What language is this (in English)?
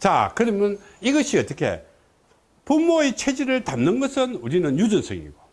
Korean